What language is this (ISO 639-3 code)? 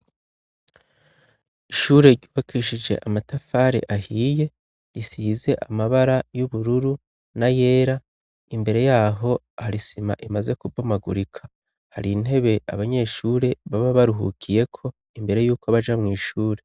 run